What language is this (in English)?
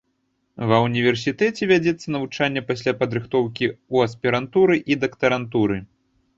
Belarusian